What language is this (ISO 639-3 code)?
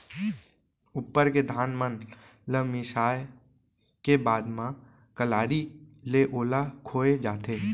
hne